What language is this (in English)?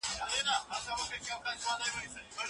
Pashto